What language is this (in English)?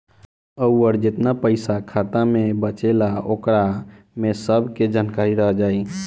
Bhojpuri